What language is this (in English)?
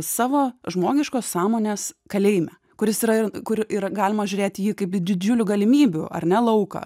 Lithuanian